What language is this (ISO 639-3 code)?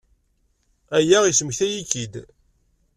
kab